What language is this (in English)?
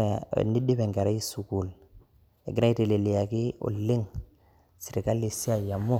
Masai